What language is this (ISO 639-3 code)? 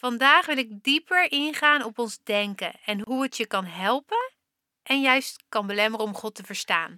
nld